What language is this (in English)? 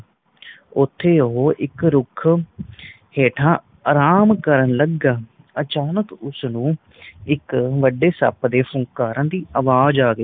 Punjabi